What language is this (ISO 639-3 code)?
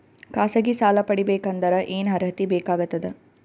kan